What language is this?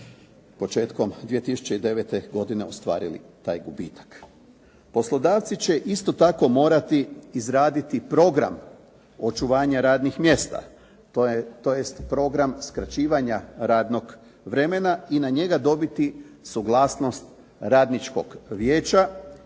Croatian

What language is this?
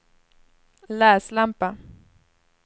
Swedish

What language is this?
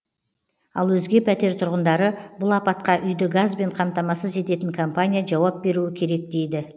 Kazakh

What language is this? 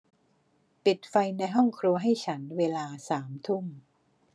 Thai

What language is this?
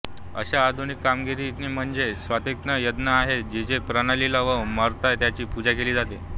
Marathi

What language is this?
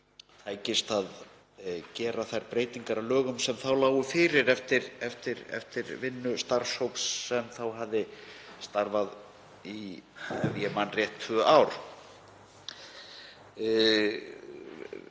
Icelandic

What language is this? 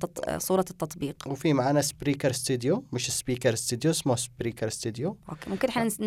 Arabic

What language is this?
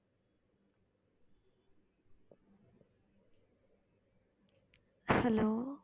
Tamil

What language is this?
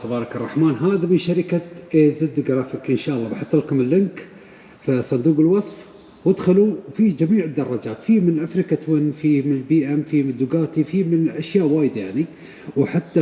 Arabic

